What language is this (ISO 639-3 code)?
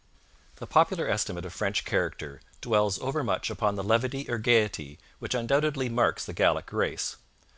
eng